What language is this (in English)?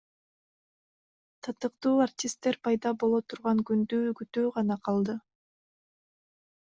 Kyrgyz